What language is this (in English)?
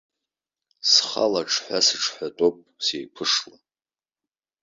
Abkhazian